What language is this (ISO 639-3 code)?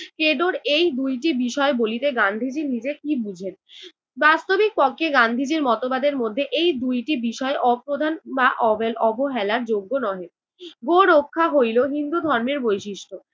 ben